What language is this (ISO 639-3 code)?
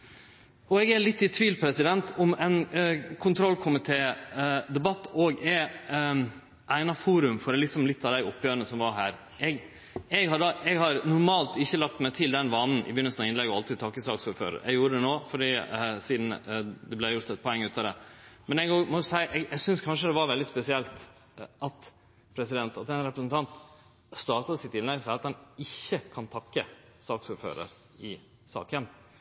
nno